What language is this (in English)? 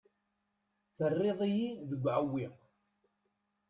Kabyle